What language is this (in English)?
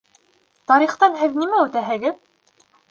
Bashkir